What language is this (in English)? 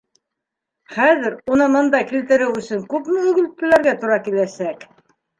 Bashkir